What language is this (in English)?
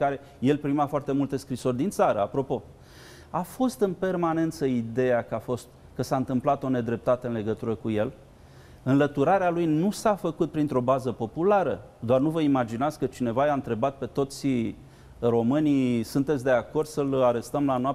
Romanian